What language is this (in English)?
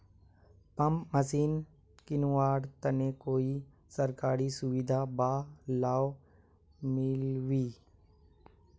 Magahi